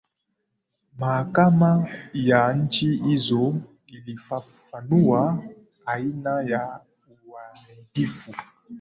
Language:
Swahili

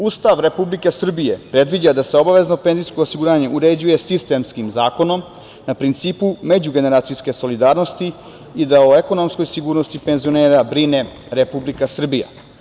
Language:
Serbian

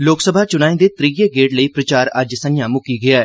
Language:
Dogri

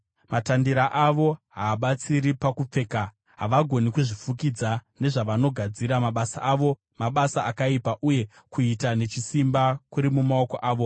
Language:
Shona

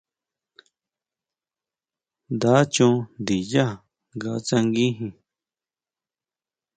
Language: Huautla Mazatec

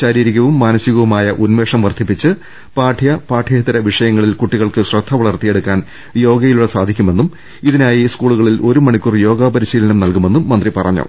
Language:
Malayalam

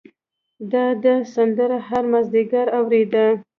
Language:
Pashto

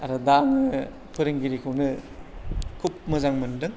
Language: Bodo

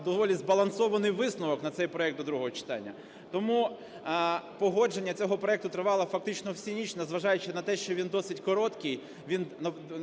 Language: Ukrainian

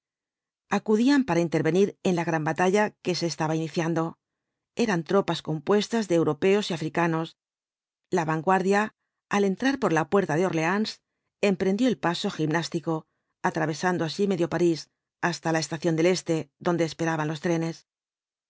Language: Spanish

